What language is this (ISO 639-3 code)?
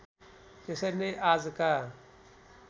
nep